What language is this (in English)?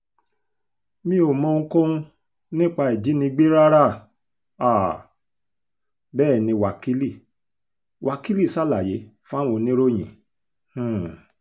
Yoruba